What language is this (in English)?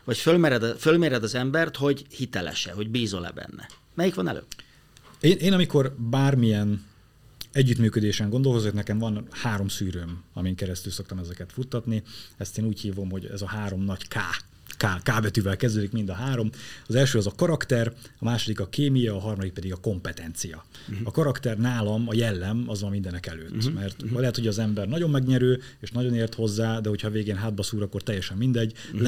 Hungarian